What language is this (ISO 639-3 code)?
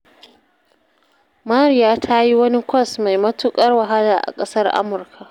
hau